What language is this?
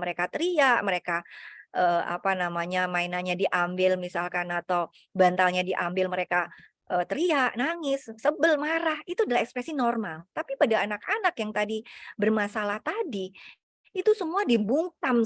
Indonesian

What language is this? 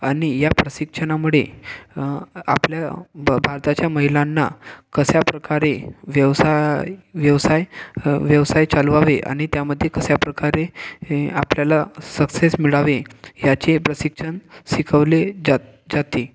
Marathi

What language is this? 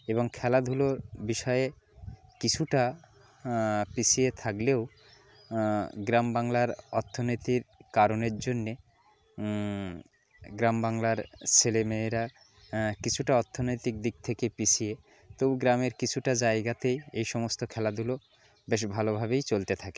Bangla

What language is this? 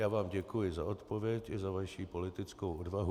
Czech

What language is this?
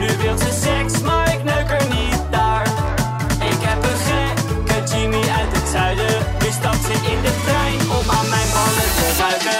Dutch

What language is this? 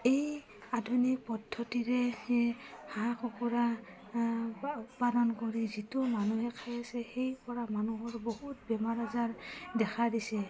Assamese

